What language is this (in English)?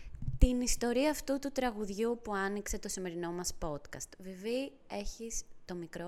Greek